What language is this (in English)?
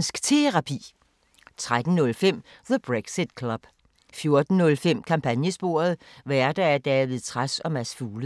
Danish